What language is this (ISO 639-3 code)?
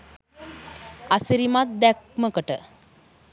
sin